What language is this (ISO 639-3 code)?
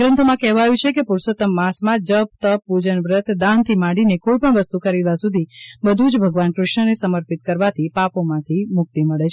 guj